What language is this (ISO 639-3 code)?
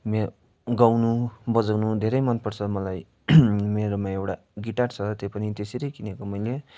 nep